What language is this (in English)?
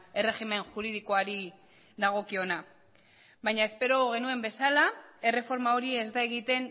Basque